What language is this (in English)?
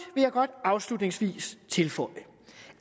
Danish